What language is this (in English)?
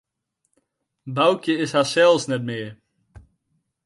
Western Frisian